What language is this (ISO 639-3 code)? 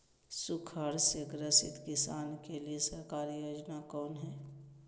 mag